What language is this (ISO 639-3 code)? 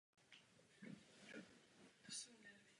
ces